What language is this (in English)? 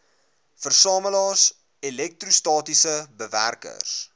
Afrikaans